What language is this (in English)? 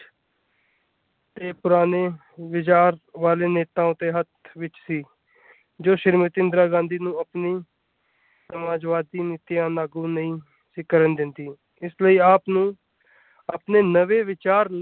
Punjabi